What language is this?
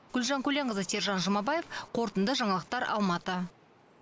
Kazakh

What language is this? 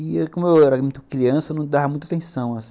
Portuguese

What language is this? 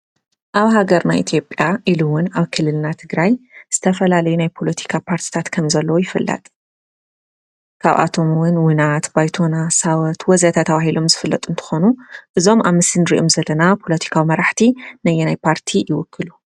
Tigrinya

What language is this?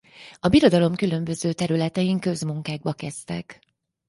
Hungarian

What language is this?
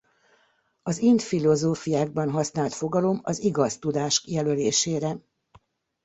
Hungarian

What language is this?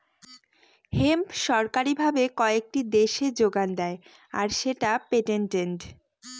Bangla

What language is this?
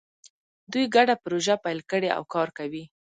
Pashto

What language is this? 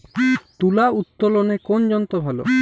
Bangla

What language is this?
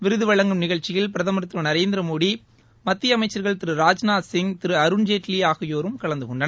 Tamil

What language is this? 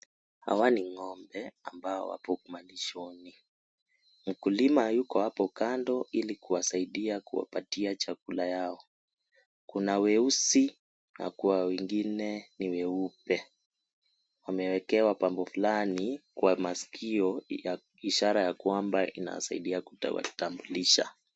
Swahili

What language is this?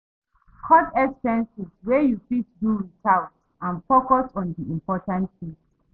Nigerian Pidgin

